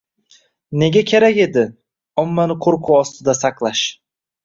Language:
Uzbek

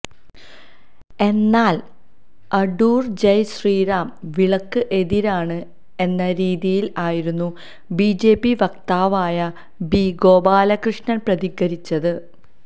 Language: Malayalam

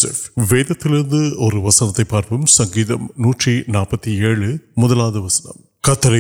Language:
Urdu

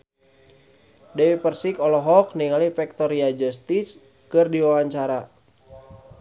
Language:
Sundanese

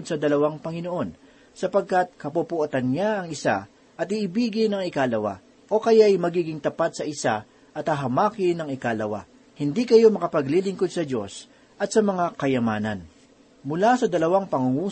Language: Filipino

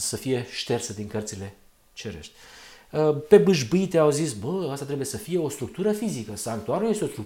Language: Romanian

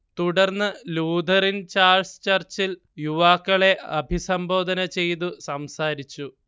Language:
Malayalam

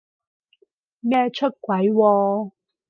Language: Cantonese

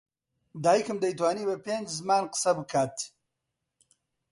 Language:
Central Kurdish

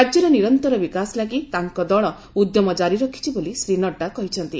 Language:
Odia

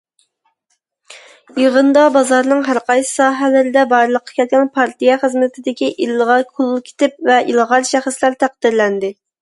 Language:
Uyghur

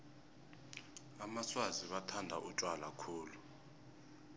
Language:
South Ndebele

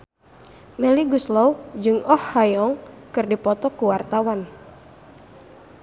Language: Sundanese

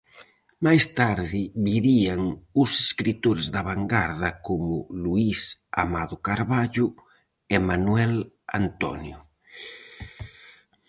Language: Galician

